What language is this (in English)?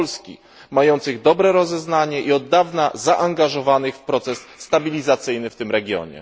Polish